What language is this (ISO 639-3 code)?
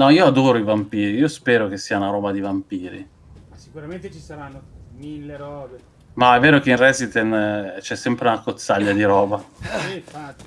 ita